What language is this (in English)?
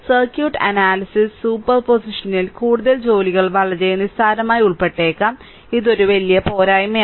Malayalam